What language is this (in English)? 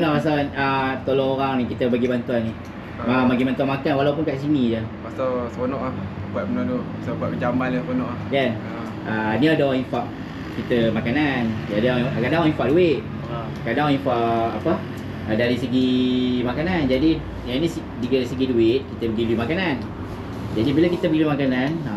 Malay